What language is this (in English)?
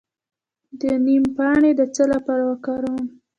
Pashto